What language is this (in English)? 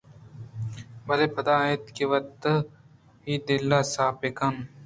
Eastern Balochi